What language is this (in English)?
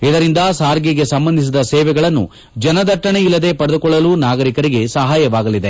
Kannada